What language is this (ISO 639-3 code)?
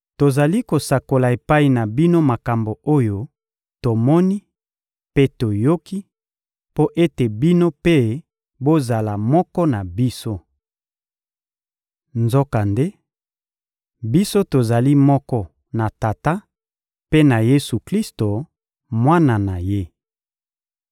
lin